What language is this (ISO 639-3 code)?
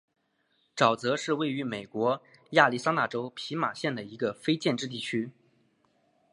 zho